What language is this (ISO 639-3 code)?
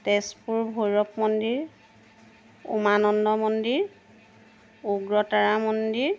asm